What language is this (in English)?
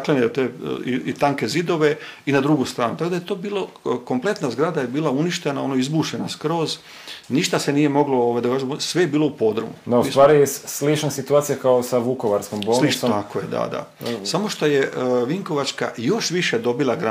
Croatian